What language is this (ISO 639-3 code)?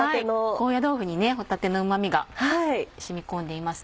jpn